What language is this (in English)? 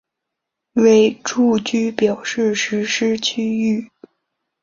Chinese